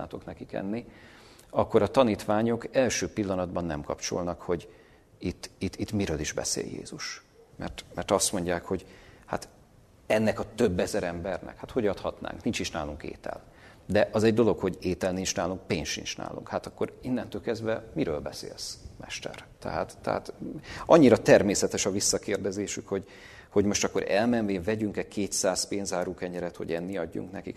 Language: Hungarian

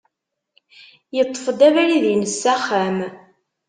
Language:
Kabyle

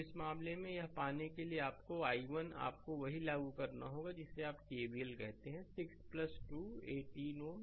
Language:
Hindi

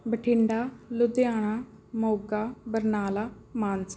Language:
Punjabi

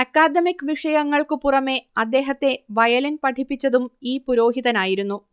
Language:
Malayalam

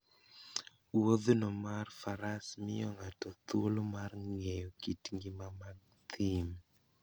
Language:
Luo (Kenya and Tanzania)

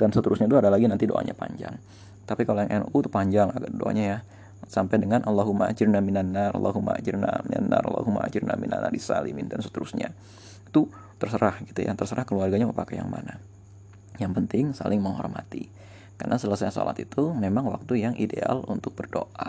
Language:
Indonesian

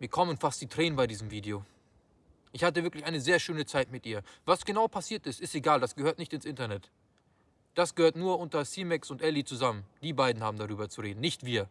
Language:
German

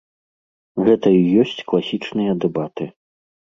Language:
Belarusian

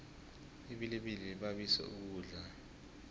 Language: South Ndebele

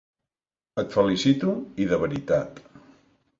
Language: Catalan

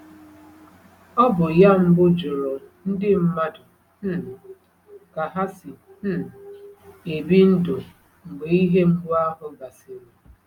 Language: Igbo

